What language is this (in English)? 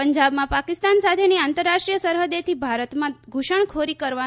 Gujarati